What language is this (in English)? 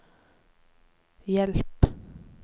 Norwegian